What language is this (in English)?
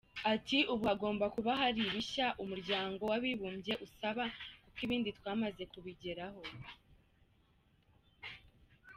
Kinyarwanda